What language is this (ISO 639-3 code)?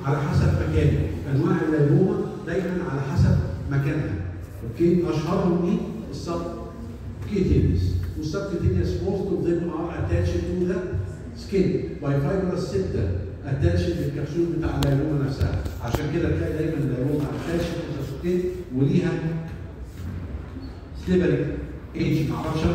ara